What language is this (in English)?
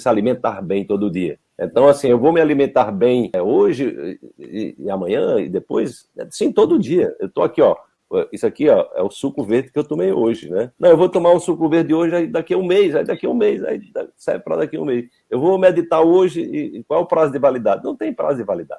Portuguese